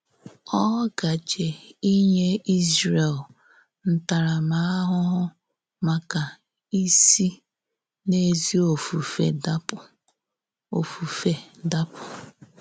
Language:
Igbo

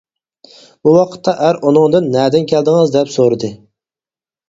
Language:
Uyghur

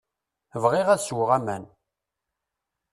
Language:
Kabyle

